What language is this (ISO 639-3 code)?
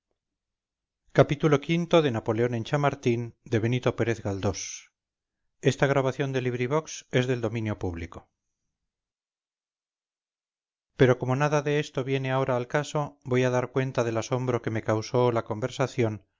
spa